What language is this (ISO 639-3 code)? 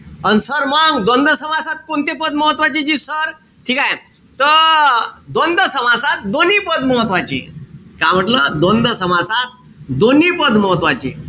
mar